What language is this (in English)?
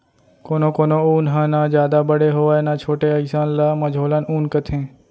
Chhattisgarhi